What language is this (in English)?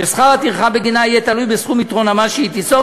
Hebrew